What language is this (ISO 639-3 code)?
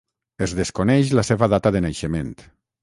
cat